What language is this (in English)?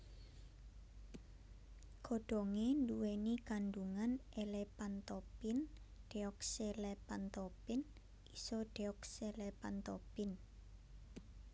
Javanese